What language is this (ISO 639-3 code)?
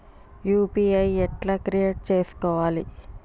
tel